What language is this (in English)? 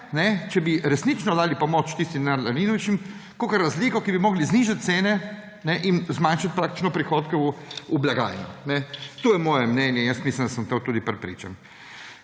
Slovenian